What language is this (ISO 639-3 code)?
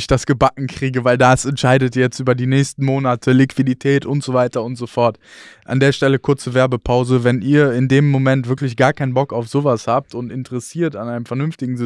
deu